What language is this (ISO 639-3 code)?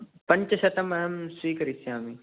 san